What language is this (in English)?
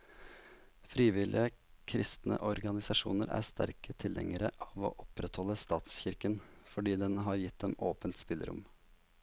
Norwegian